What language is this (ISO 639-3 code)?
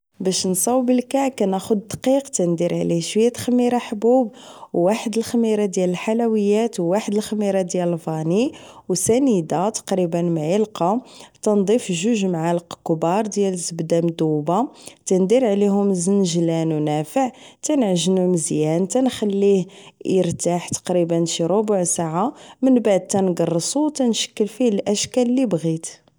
ary